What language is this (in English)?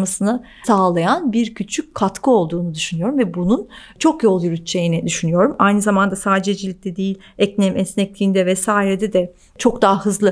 Turkish